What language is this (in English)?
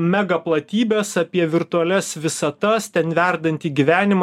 Lithuanian